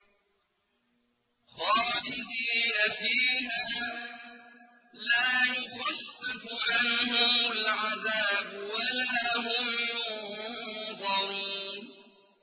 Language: Arabic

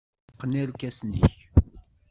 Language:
Kabyle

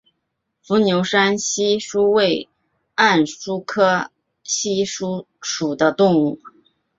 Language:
Chinese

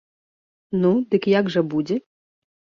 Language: Belarusian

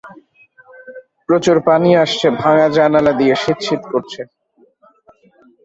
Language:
Bangla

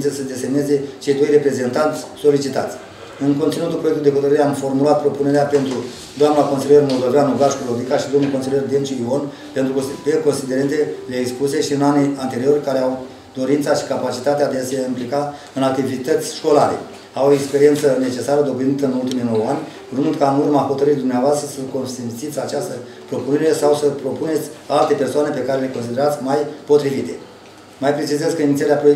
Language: Romanian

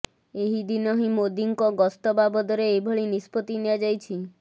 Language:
Odia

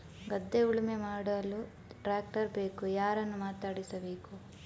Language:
Kannada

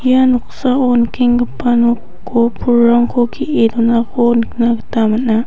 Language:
Garo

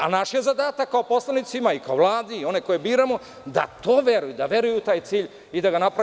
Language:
Serbian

